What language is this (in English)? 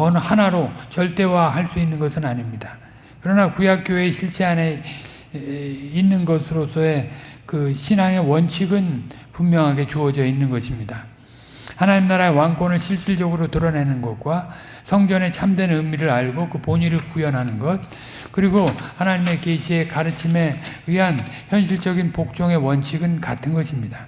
Korean